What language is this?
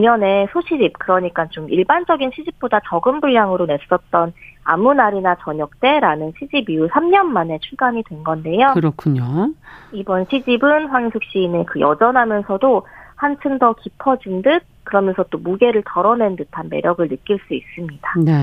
Korean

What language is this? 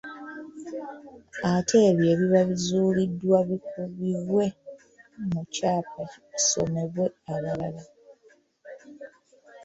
Ganda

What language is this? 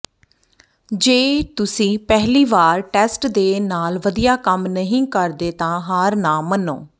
Punjabi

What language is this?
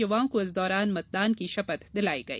Hindi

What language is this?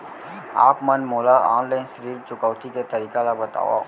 Chhattisgarhi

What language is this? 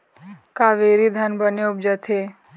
Chhattisgarhi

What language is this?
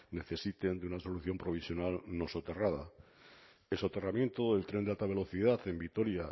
Spanish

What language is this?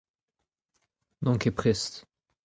Breton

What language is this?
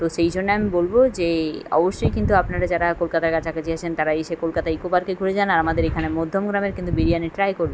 Bangla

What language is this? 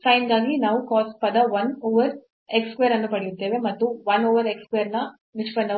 Kannada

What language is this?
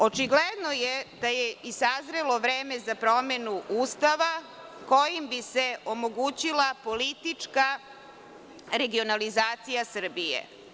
Serbian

